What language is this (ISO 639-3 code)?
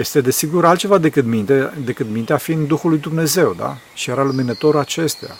ron